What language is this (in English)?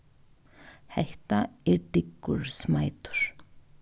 Faroese